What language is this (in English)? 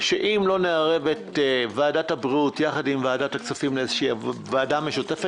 Hebrew